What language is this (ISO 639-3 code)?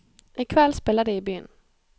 nor